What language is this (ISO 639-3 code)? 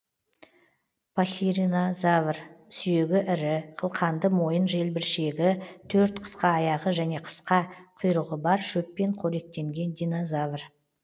kaz